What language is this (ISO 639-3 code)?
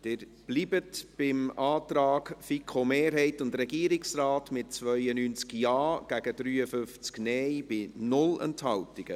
gsw